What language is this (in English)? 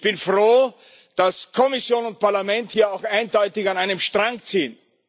German